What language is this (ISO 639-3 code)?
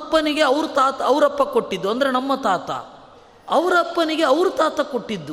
kan